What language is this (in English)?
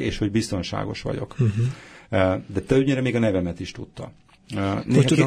Hungarian